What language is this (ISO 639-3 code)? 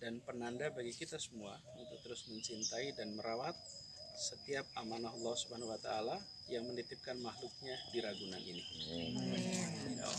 ind